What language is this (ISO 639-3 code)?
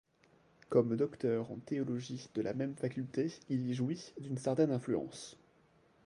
fra